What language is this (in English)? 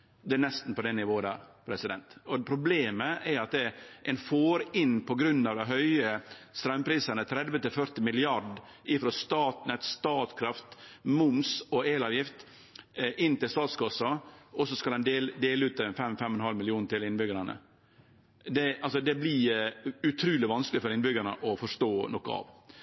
Norwegian Nynorsk